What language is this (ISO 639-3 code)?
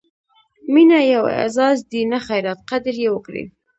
pus